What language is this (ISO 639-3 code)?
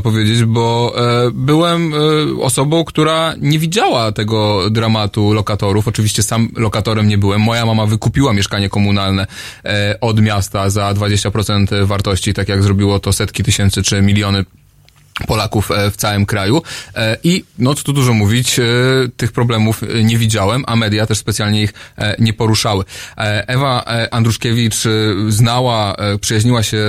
pol